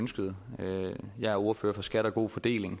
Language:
Danish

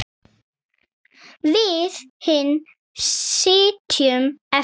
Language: Icelandic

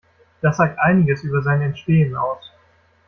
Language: German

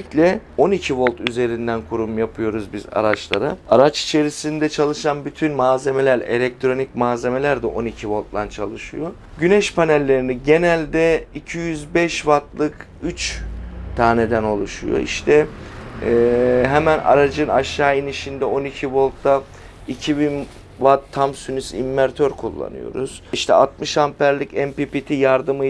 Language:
Turkish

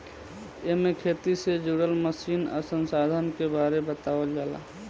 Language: Bhojpuri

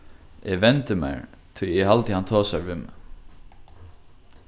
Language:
Faroese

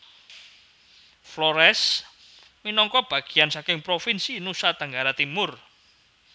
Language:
Javanese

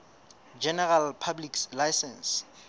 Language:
Southern Sotho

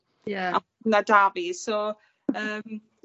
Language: Welsh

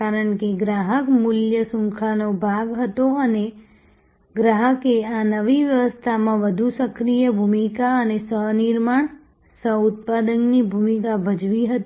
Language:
Gujarati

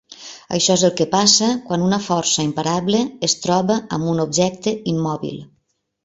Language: Catalan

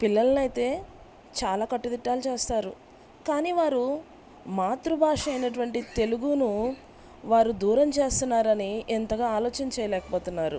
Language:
Telugu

